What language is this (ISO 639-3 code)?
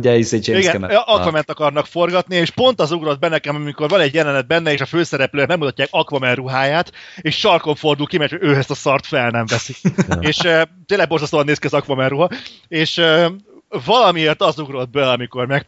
hun